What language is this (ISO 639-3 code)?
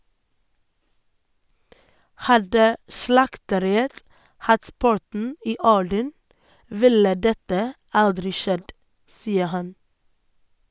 nor